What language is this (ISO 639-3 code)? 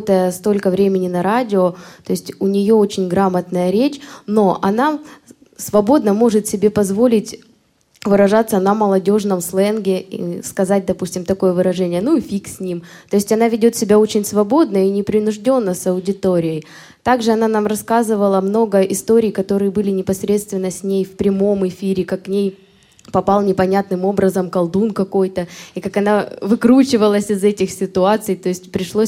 rus